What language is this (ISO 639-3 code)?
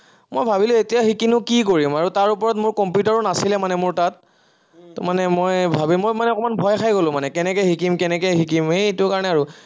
asm